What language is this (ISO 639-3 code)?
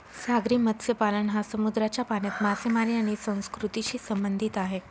mar